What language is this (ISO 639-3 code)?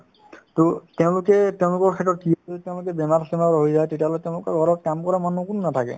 asm